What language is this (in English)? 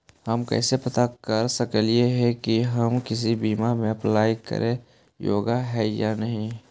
Magahi